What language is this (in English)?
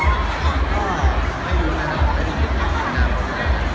Thai